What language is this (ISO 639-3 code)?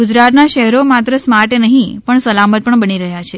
guj